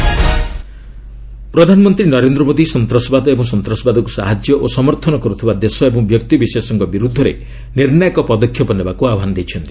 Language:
Odia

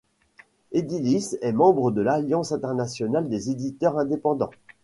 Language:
French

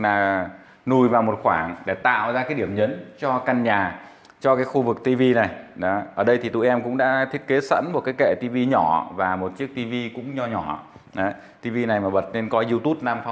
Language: Vietnamese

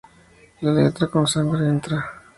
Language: Spanish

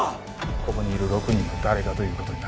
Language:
Japanese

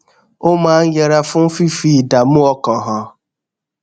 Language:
Yoruba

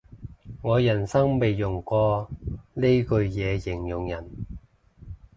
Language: Cantonese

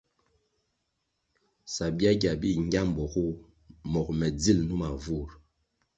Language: Kwasio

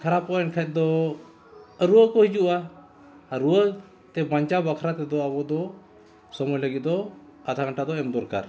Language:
Santali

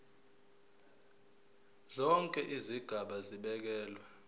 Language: Zulu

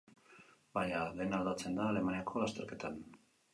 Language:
Basque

